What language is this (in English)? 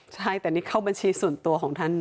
Thai